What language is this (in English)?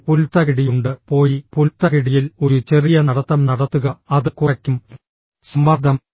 Malayalam